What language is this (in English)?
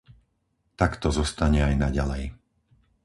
Slovak